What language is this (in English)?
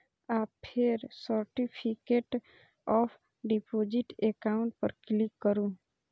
Maithili